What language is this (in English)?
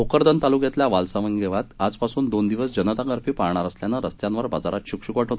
Marathi